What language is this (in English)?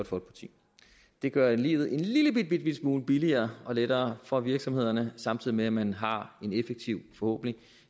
Danish